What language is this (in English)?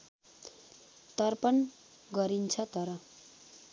Nepali